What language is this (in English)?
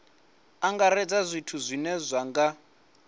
Venda